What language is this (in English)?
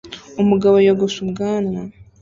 Kinyarwanda